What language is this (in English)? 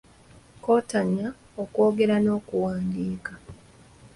Ganda